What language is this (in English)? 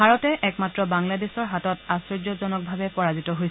Assamese